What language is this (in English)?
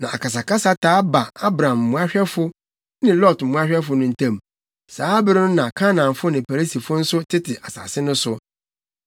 Akan